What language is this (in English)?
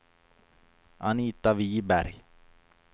Swedish